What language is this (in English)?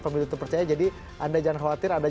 Indonesian